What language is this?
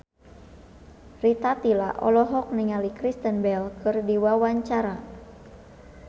Sundanese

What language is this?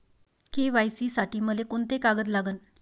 Marathi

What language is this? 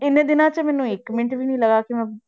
Punjabi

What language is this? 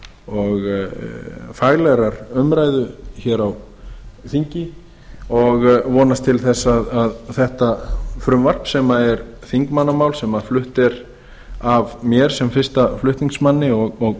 Icelandic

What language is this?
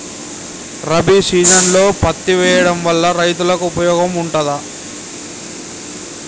Telugu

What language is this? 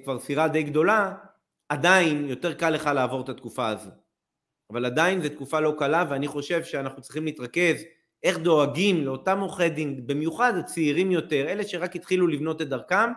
Hebrew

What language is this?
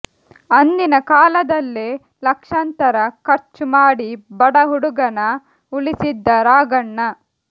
Kannada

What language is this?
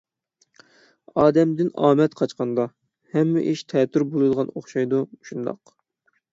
Uyghur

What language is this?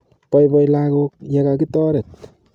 Kalenjin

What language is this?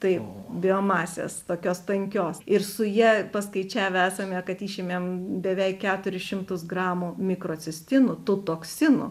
Lithuanian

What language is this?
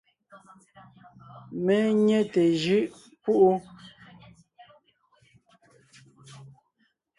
Ngiemboon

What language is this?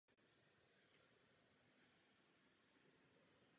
Czech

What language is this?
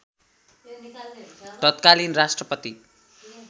Nepali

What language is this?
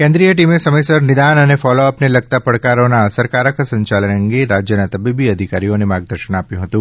Gujarati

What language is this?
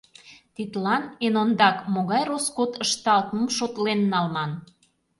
Mari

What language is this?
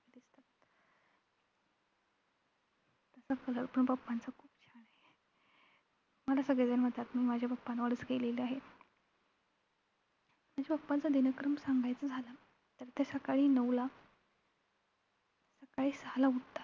Marathi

